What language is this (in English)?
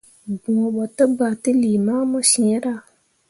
Mundang